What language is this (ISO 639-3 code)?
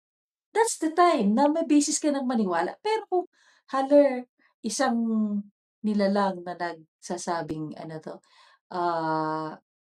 fil